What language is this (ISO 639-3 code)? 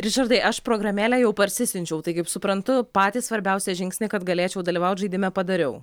lit